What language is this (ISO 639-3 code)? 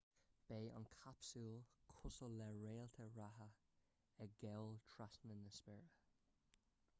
gle